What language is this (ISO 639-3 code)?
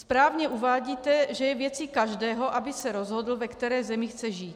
ces